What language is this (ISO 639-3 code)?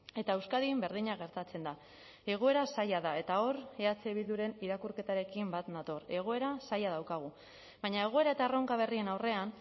eus